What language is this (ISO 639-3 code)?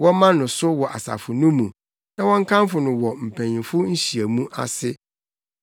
aka